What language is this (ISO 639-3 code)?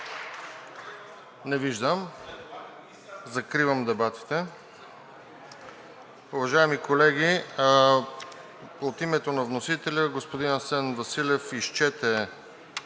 bul